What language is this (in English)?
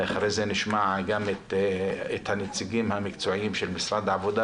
Hebrew